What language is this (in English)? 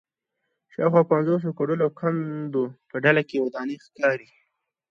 Pashto